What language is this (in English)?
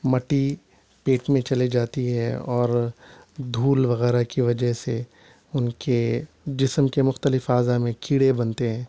Urdu